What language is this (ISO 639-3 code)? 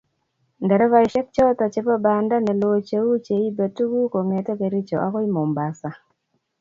kln